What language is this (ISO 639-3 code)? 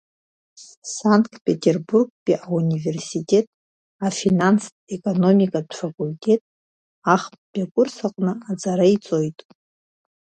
abk